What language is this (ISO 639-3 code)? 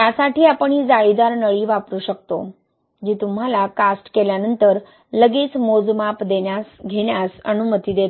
mar